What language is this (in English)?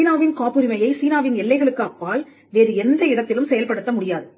Tamil